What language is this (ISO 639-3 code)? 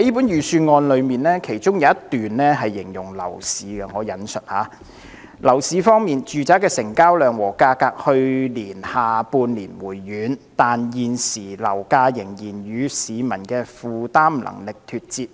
yue